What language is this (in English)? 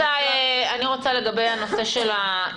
Hebrew